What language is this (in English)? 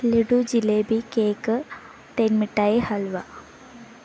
Malayalam